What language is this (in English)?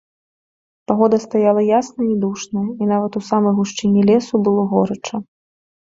Belarusian